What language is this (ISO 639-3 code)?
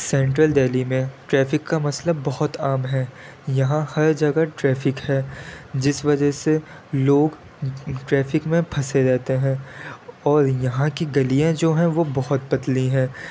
urd